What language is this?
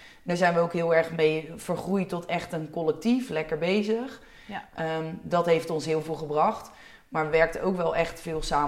Dutch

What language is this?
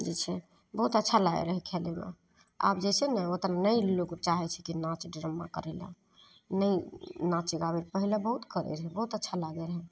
Maithili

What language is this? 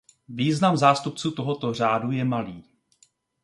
Czech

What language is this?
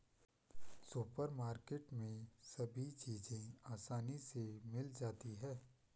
Hindi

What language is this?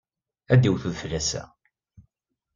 Kabyle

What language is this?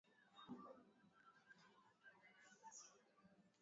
Swahili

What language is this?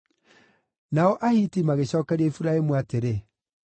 Kikuyu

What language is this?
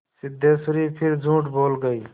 Hindi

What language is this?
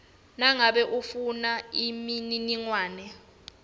Swati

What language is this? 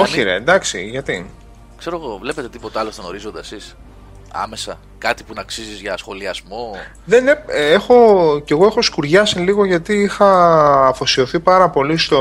Greek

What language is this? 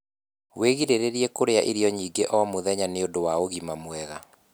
Kikuyu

